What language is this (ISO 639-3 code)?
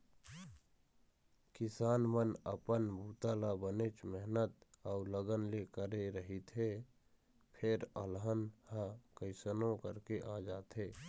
hne